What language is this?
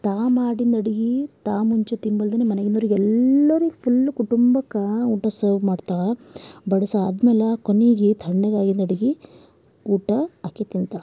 Kannada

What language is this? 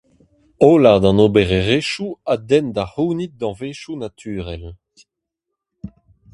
Breton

